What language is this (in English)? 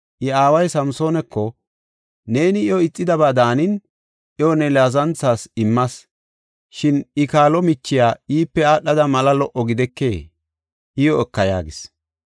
Gofa